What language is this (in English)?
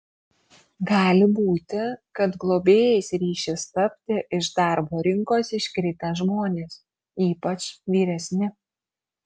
Lithuanian